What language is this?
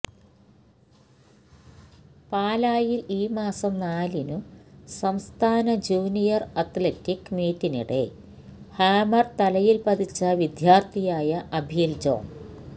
Malayalam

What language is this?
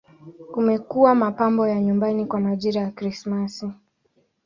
Swahili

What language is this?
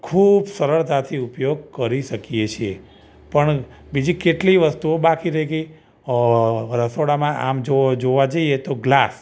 Gujarati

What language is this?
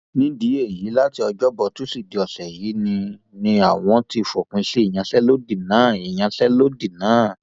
Yoruba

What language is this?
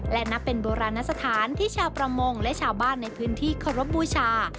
Thai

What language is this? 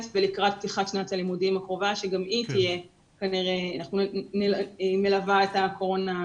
Hebrew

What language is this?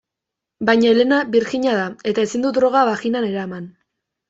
Basque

